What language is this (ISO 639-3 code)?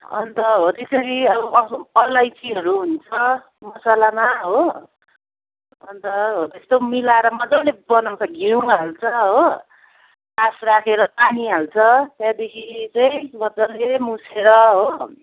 nep